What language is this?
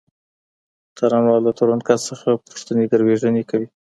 Pashto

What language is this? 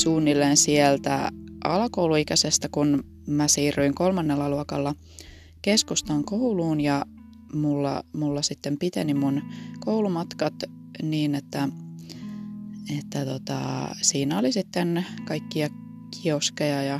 Finnish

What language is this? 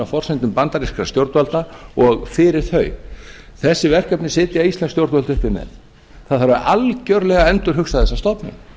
Icelandic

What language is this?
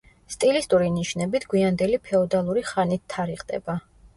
Georgian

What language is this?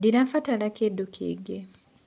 Kikuyu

